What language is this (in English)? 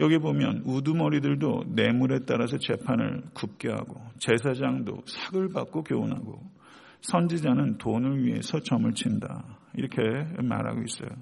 Korean